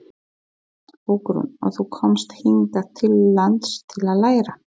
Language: Icelandic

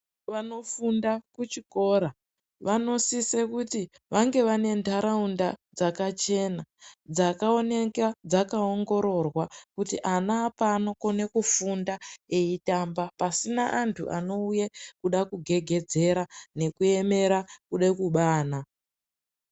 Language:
Ndau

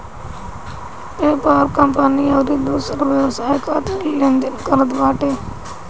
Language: Bhojpuri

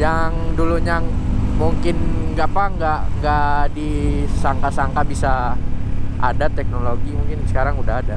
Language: Indonesian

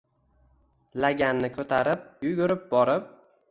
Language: Uzbek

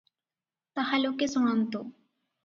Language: Odia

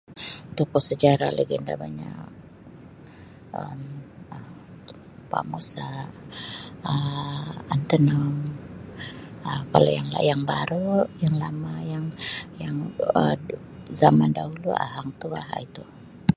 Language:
Sabah Malay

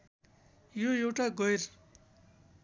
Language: Nepali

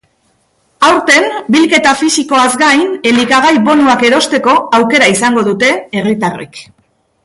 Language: Basque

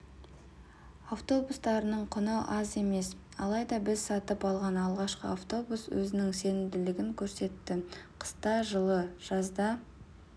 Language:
Kazakh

